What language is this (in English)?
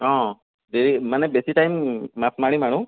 Assamese